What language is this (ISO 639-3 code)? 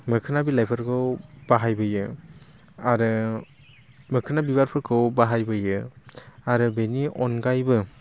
brx